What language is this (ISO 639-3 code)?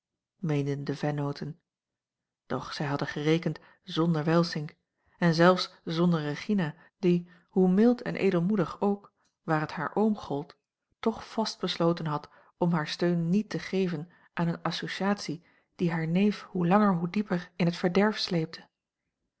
nld